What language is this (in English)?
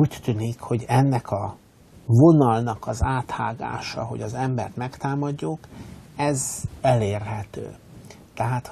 Hungarian